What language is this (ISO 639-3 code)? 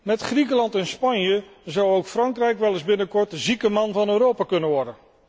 nld